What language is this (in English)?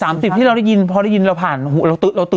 Thai